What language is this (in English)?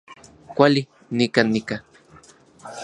Central Puebla Nahuatl